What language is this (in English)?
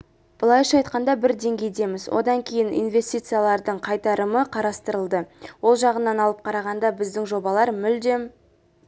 Kazakh